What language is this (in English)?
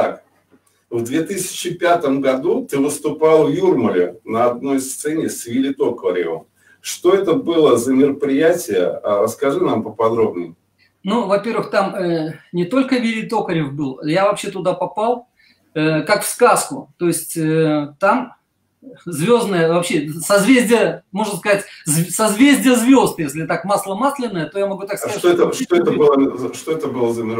Russian